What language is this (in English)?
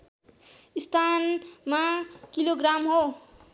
Nepali